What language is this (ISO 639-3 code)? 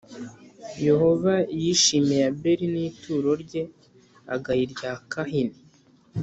kin